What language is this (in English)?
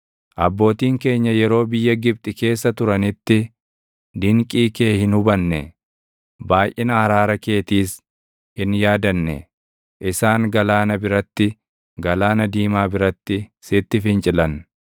Oromo